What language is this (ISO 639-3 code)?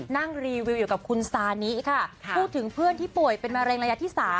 tha